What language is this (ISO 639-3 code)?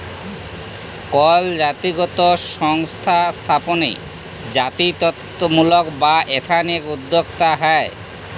ben